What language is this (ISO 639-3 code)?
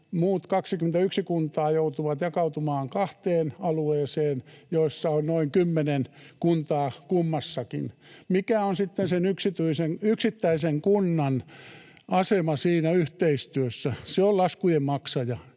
fin